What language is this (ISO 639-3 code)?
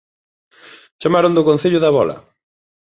glg